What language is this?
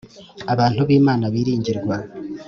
Kinyarwanda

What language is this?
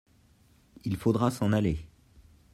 French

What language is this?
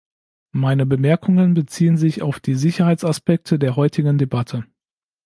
German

